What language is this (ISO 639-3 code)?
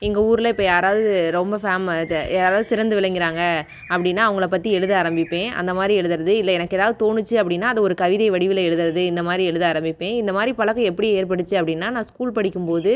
tam